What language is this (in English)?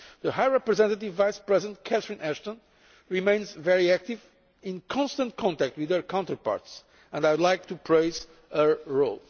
English